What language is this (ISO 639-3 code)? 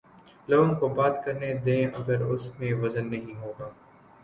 urd